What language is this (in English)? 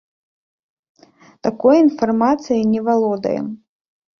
Belarusian